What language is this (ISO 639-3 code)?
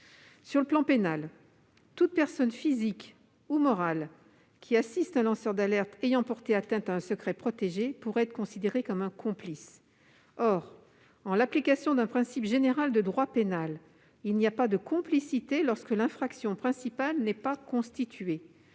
fra